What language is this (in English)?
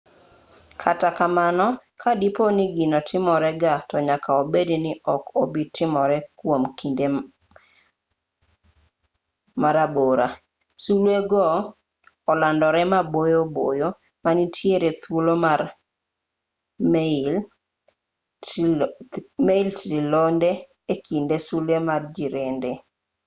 Luo (Kenya and Tanzania)